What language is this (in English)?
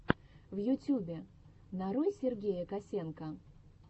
Russian